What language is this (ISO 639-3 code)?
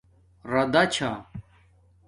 dmk